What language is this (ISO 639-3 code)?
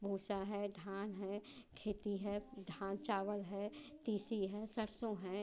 hin